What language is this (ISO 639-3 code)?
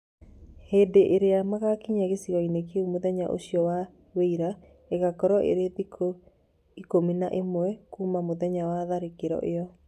kik